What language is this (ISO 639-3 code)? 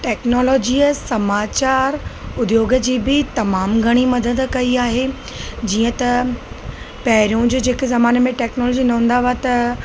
snd